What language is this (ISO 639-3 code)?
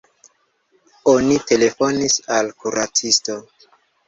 epo